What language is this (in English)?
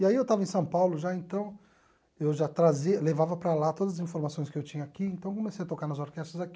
Portuguese